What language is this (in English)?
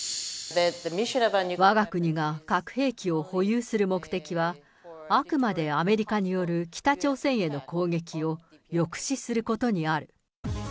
Japanese